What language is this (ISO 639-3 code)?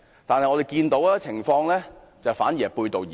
yue